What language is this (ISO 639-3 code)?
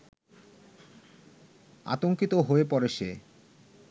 ben